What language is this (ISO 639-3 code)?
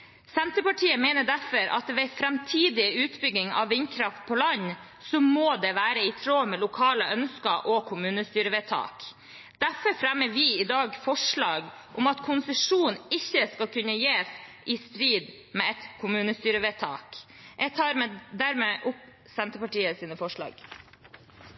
nor